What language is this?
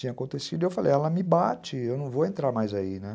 Portuguese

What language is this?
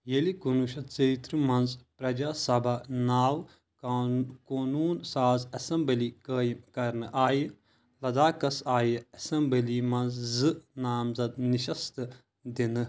Kashmiri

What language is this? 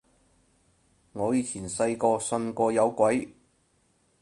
Cantonese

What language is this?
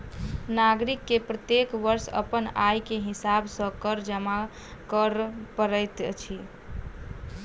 Maithili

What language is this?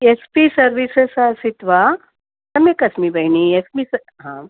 Sanskrit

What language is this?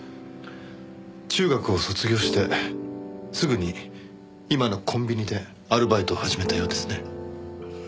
Japanese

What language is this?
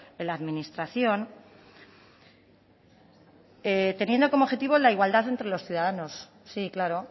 Spanish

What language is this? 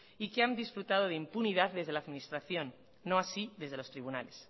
Spanish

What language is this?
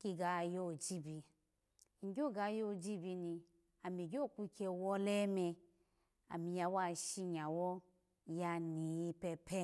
Alago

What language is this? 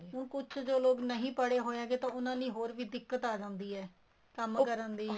Punjabi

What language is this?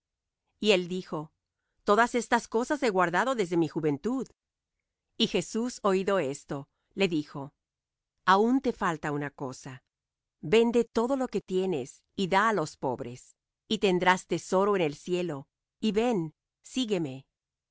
Spanish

